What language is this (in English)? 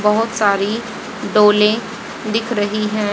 Hindi